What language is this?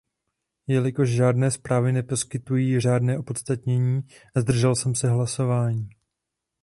Czech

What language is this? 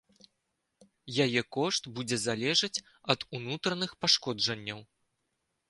Belarusian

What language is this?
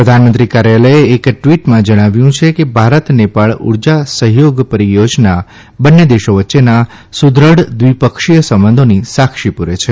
Gujarati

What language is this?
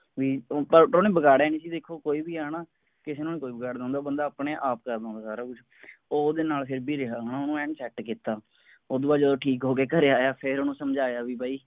Punjabi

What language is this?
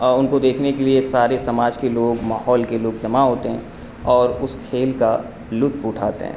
Urdu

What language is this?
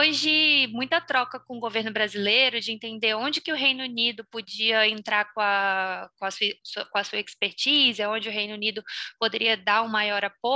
Portuguese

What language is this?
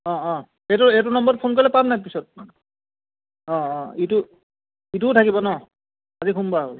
Assamese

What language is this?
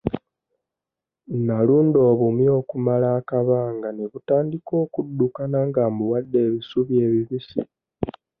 Ganda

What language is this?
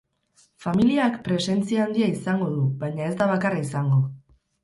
Basque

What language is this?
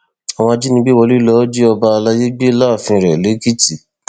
Yoruba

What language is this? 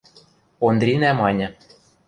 Western Mari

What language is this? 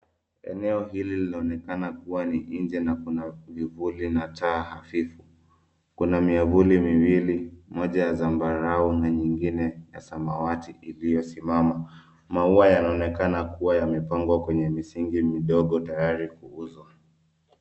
Swahili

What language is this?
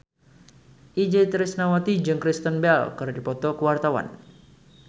Sundanese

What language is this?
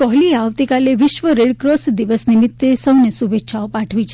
Gujarati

